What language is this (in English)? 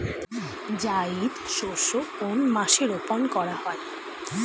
Bangla